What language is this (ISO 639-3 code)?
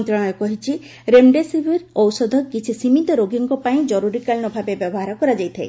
ori